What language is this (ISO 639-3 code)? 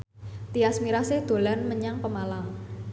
jav